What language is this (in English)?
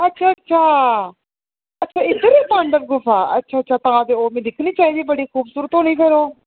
Dogri